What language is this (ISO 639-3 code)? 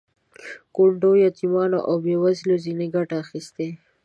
pus